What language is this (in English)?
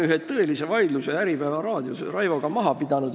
Estonian